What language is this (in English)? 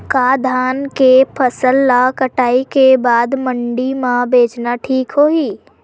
Chhattisgarhi